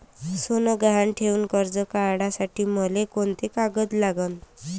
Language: Marathi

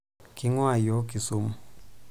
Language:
Masai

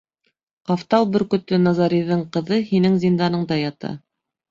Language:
Bashkir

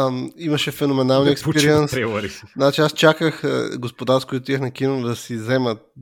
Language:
Bulgarian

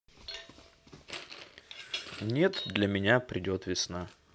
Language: Russian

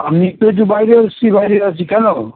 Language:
Bangla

